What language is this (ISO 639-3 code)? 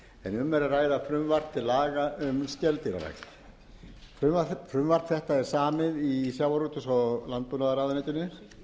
isl